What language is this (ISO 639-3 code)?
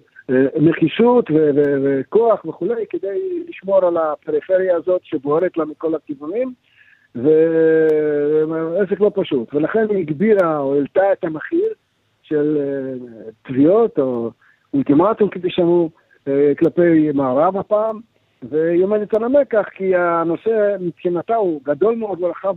heb